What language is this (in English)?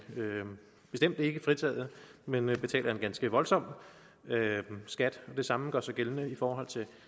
Danish